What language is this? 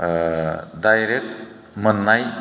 Bodo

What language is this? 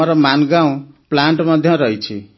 Odia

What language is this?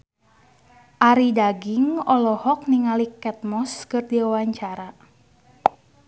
Sundanese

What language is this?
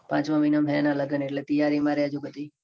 Gujarati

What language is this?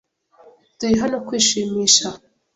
Kinyarwanda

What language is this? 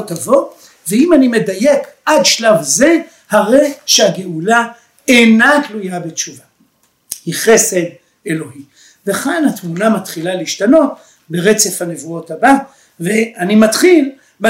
Hebrew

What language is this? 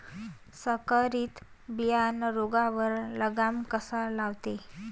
Marathi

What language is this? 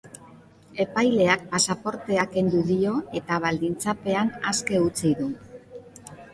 Basque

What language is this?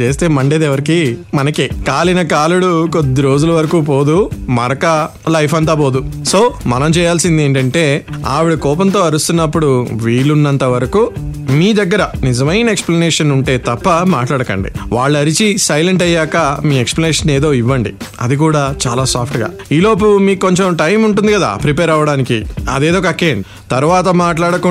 Telugu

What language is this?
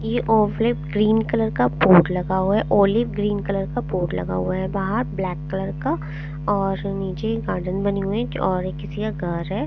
Hindi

